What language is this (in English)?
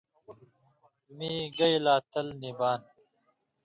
Indus Kohistani